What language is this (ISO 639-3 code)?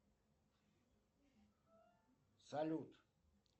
rus